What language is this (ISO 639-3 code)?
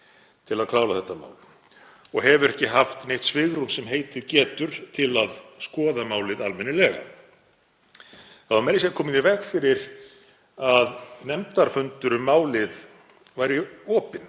isl